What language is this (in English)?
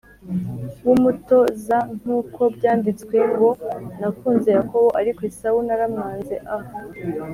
Kinyarwanda